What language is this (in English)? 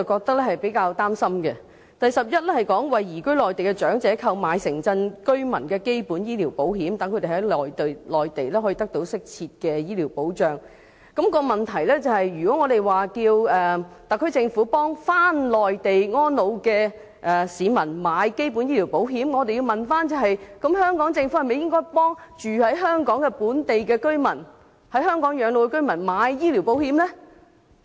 Cantonese